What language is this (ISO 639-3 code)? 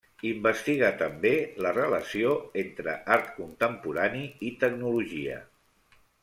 cat